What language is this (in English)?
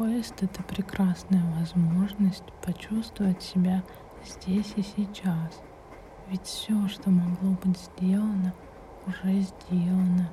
Russian